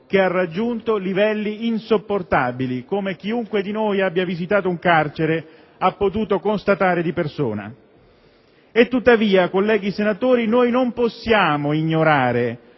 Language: Italian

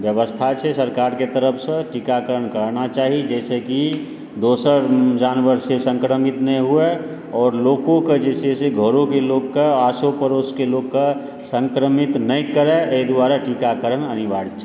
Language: Maithili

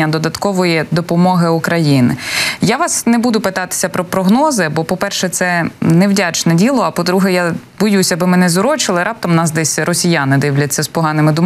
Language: Ukrainian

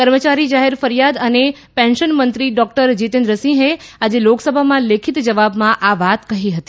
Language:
Gujarati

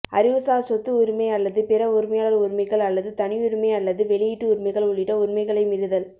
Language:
Tamil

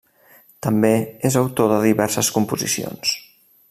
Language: Catalan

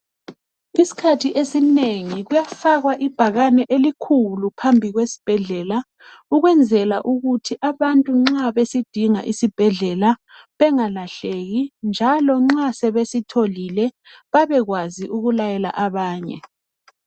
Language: North Ndebele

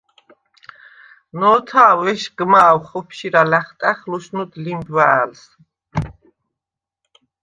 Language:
Svan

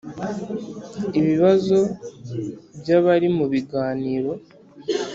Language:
Kinyarwanda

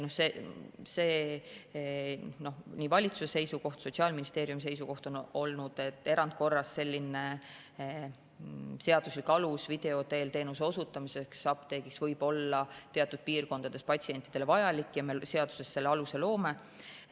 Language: Estonian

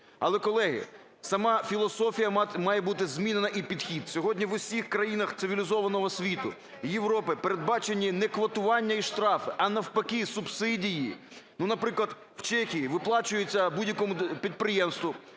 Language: Ukrainian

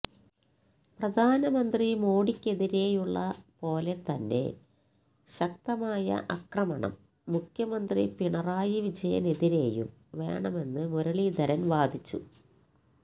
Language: Malayalam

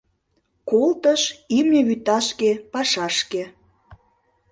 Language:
Mari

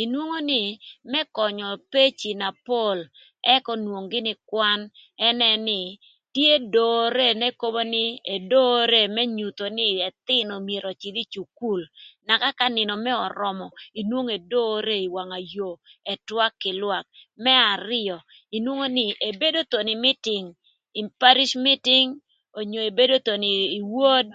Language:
Thur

